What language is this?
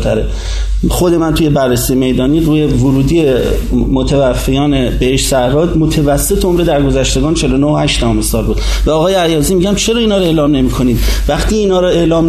Persian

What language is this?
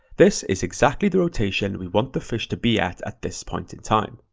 English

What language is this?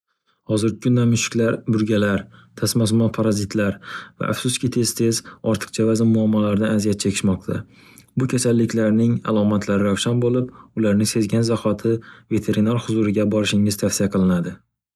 Uzbek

